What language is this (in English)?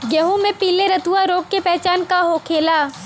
Bhojpuri